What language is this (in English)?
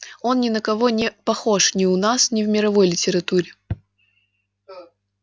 Russian